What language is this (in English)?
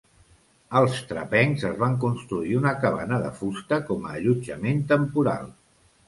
Catalan